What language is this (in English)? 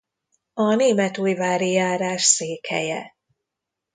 Hungarian